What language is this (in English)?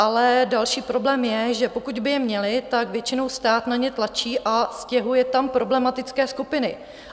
Czech